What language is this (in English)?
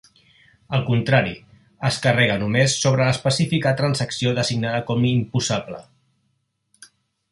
Catalan